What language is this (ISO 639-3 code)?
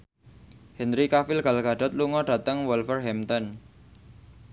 jav